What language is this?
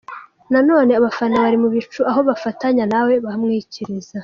Kinyarwanda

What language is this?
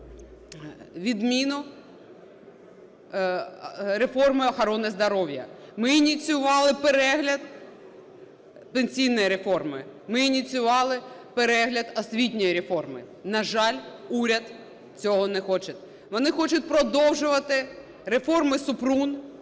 Ukrainian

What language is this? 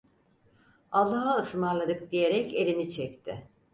Turkish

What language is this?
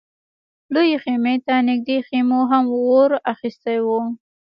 Pashto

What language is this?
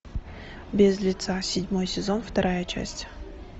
Russian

